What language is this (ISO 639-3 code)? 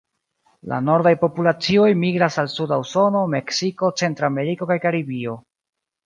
epo